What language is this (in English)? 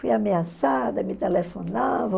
Portuguese